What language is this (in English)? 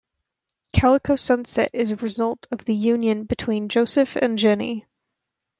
English